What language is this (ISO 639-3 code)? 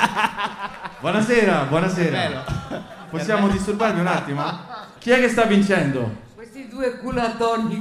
ita